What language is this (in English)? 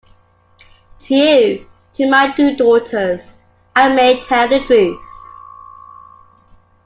English